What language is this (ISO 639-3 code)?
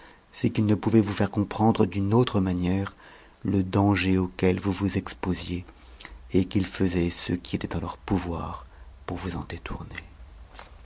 fra